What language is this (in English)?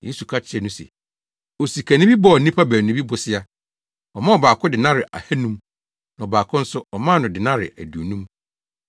Akan